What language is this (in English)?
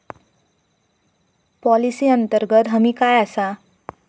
Marathi